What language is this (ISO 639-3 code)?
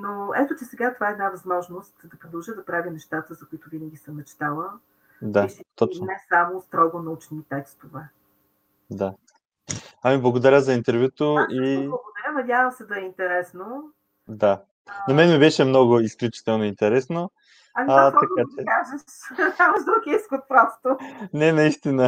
bul